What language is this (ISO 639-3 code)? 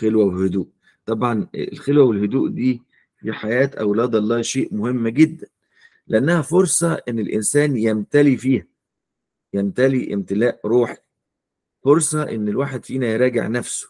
ara